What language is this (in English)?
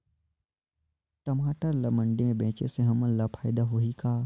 Chhattisgarhi